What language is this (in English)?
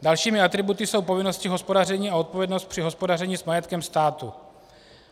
Czech